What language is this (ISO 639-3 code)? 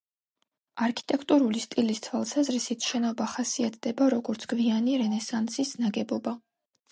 kat